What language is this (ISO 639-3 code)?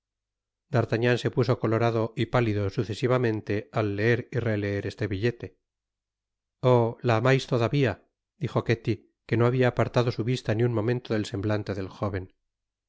spa